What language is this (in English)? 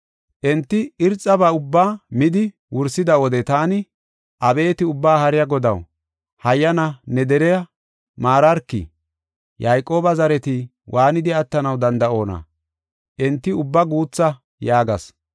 Gofa